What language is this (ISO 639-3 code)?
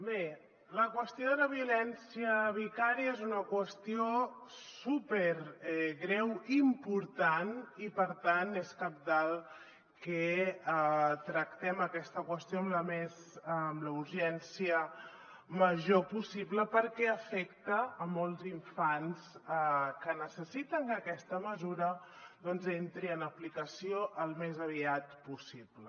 cat